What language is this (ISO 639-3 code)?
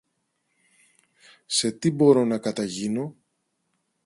ell